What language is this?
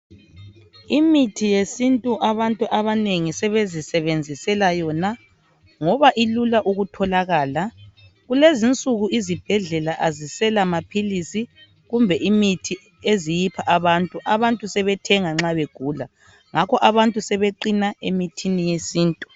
North Ndebele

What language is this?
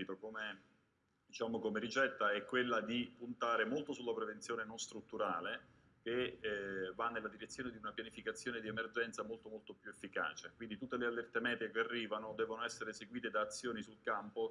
Italian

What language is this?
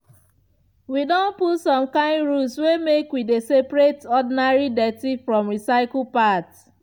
Nigerian Pidgin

